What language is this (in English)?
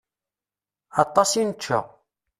Kabyle